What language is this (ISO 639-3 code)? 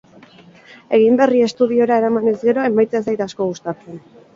eus